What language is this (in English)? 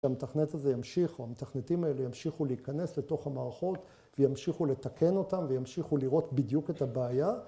Hebrew